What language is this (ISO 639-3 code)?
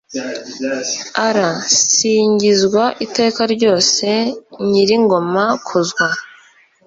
kin